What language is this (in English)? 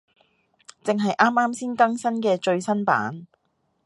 Cantonese